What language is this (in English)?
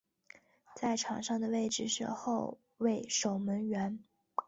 Chinese